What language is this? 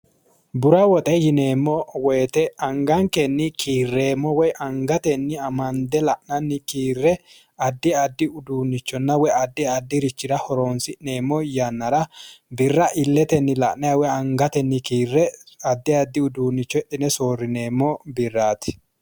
Sidamo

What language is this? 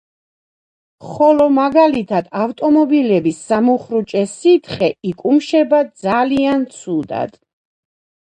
Georgian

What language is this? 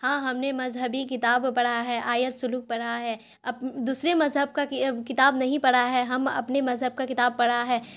Urdu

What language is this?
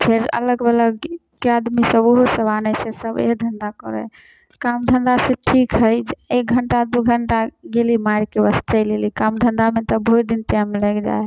Maithili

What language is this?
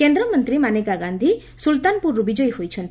Odia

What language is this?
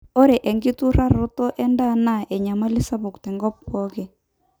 Masai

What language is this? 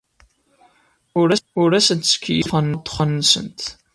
Kabyle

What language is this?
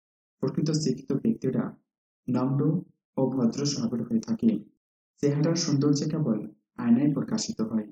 Bangla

